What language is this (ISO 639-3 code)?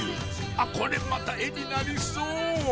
jpn